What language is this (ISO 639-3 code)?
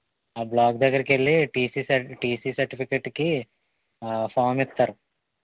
tel